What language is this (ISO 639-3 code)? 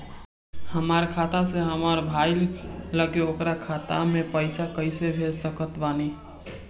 bho